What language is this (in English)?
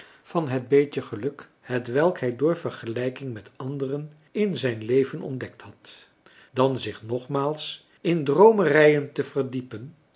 Dutch